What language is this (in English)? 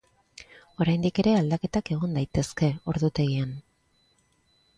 Basque